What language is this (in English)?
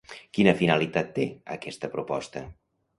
Catalan